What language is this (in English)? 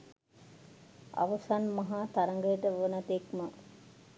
Sinhala